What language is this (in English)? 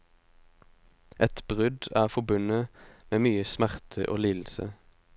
Norwegian